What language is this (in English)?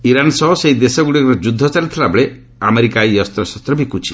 Odia